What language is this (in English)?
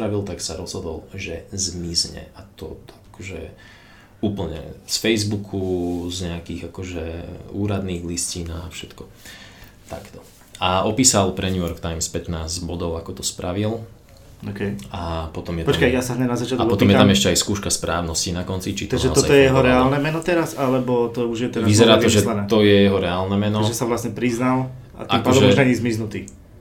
Slovak